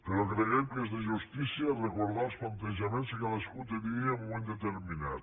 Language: Catalan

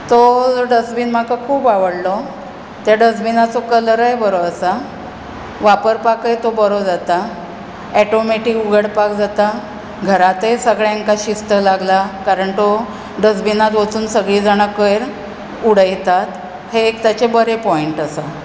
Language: Konkani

